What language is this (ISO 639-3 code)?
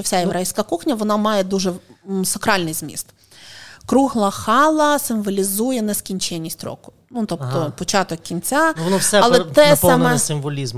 ukr